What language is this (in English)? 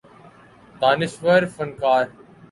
Urdu